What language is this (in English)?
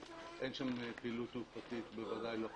Hebrew